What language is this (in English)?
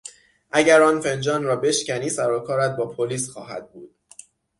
Persian